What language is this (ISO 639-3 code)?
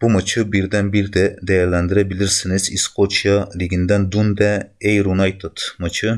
tur